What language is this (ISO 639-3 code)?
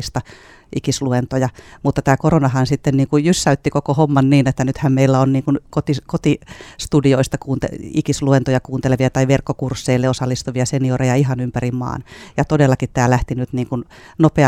fin